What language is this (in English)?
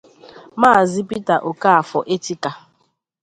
Igbo